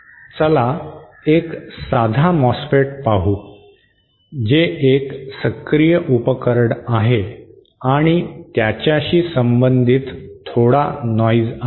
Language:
Marathi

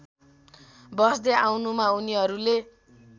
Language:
Nepali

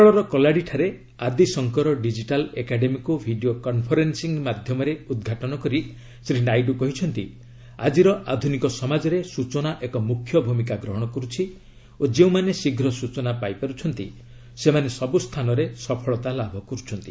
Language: Odia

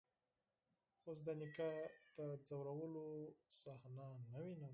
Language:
Pashto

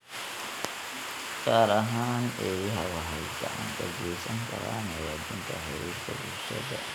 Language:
Somali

